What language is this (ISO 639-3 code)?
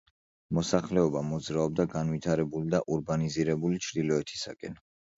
kat